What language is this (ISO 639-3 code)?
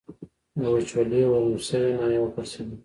pus